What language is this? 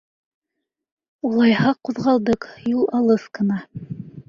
Bashkir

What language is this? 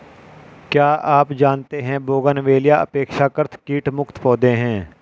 Hindi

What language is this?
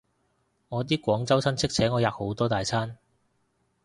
Cantonese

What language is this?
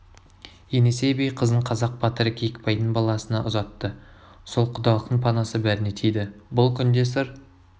Kazakh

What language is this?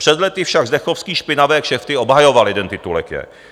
Czech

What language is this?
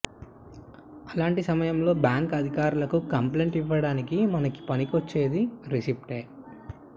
Telugu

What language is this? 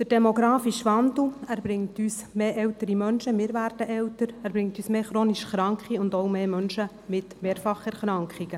Swiss German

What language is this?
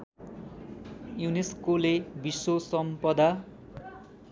Nepali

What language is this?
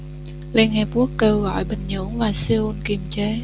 Vietnamese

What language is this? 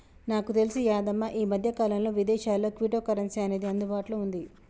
Telugu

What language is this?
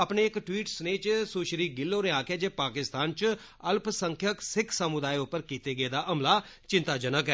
Dogri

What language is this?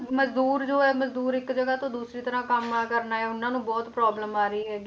Punjabi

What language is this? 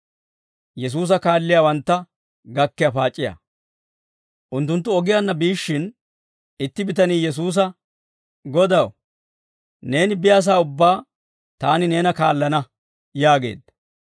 Dawro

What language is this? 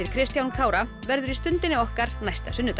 Icelandic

